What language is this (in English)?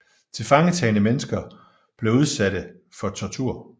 Danish